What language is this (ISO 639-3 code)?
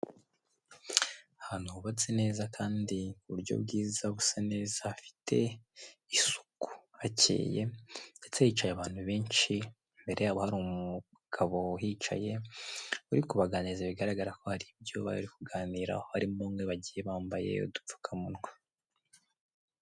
kin